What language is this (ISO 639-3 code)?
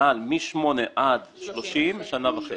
heb